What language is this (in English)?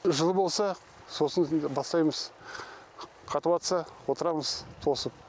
Kazakh